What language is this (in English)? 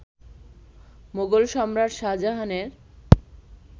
Bangla